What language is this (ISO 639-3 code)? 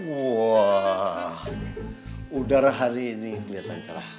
ind